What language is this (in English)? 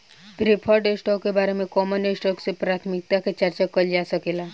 Bhojpuri